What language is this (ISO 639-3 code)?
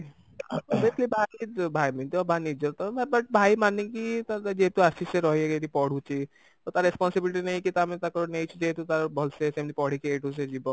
ori